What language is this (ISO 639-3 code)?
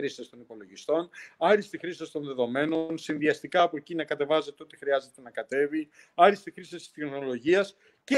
ell